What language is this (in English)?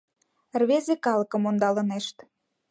Mari